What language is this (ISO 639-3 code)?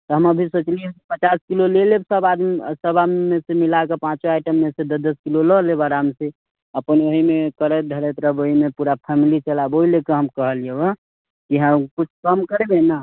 mai